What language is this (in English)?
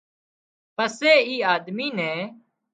Wadiyara Koli